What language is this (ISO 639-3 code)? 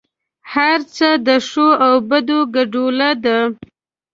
pus